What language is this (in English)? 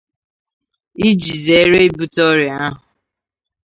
Igbo